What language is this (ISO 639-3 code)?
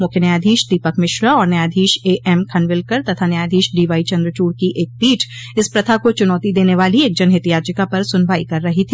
hin